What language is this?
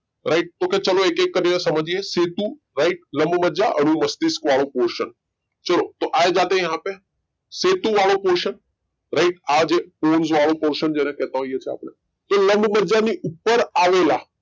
Gujarati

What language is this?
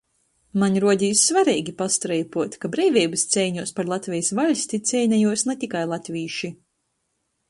Latgalian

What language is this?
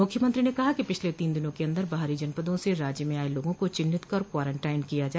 Hindi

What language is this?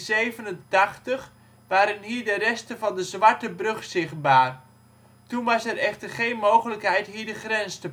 Dutch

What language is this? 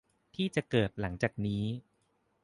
Thai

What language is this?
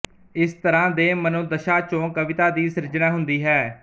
Punjabi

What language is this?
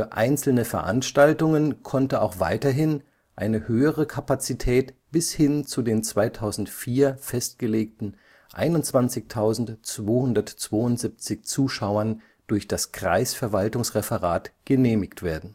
German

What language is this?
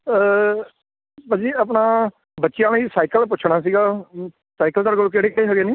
Punjabi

